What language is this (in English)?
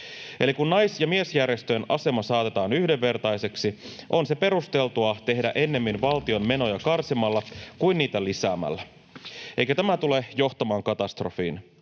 Finnish